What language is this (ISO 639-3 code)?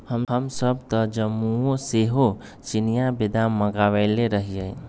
mag